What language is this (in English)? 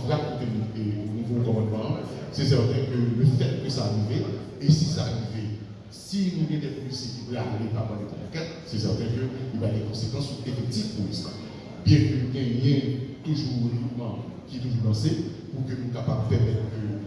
French